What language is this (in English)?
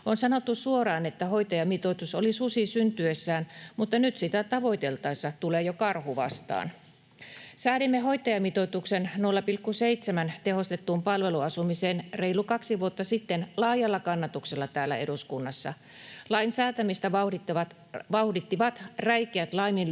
Finnish